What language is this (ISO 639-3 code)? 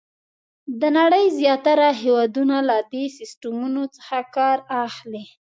pus